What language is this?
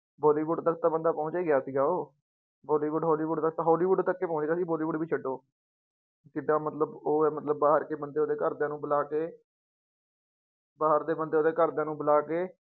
Punjabi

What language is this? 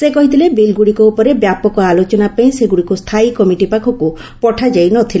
Odia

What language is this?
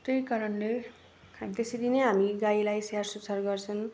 Nepali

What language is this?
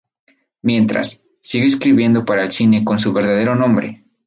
Spanish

